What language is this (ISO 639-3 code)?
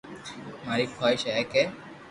lrk